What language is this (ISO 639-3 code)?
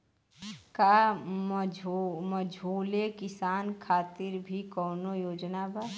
bho